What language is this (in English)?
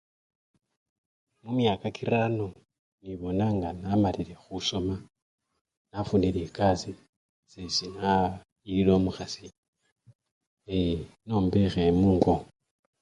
Luyia